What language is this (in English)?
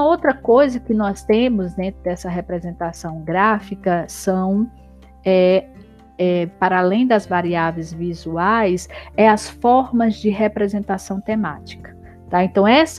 Portuguese